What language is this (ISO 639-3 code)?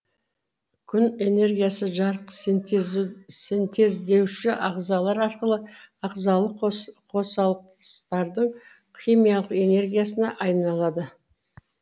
kaz